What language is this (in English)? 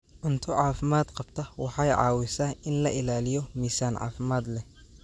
Somali